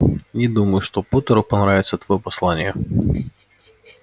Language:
Russian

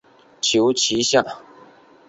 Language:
Chinese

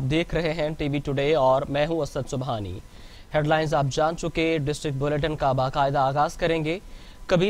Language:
Hindi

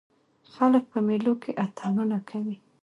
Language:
Pashto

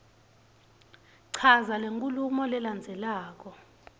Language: Swati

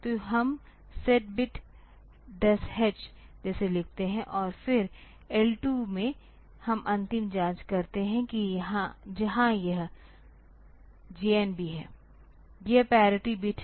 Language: Hindi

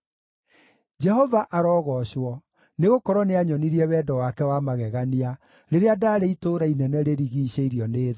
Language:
Kikuyu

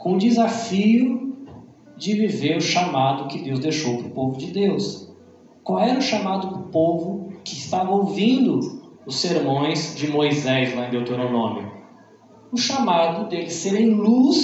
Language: Portuguese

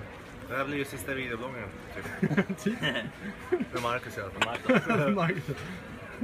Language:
Swedish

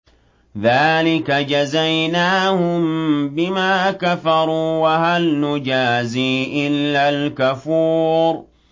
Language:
Arabic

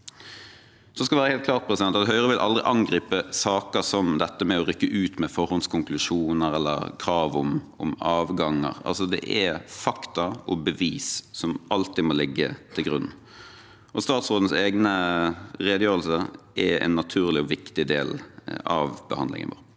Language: Norwegian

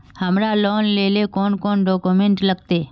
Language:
Magahi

